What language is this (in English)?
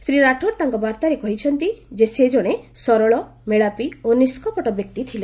Odia